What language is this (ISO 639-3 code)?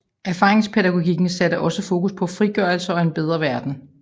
dan